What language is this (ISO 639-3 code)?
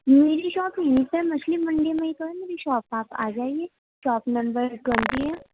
urd